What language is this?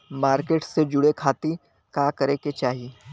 Bhojpuri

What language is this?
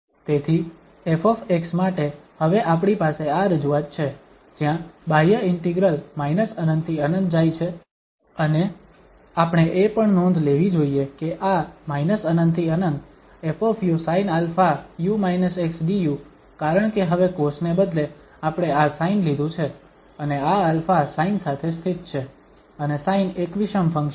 Gujarati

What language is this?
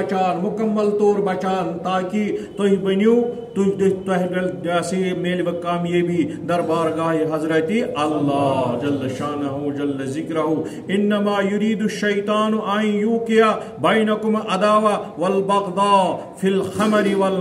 Turkish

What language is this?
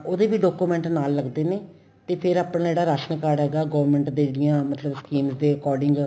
Punjabi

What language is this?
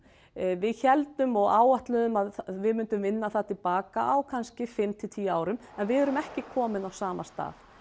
Icelandic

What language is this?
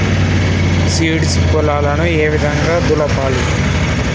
Telugu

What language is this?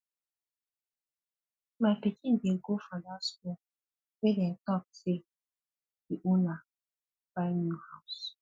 Nigerian Pidgin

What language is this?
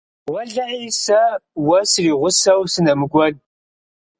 Kabardian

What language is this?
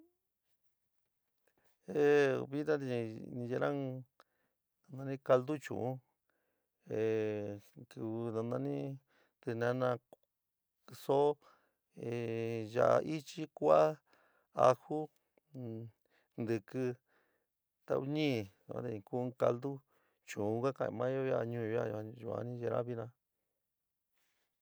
San Miguel El Grande Mixtec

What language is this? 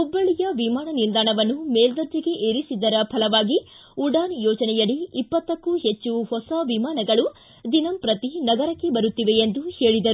Kannada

